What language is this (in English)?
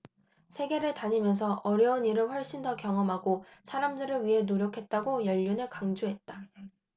Korean